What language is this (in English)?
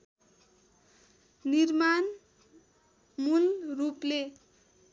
Nepali